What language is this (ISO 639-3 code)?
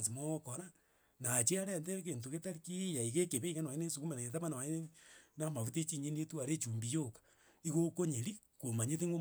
guz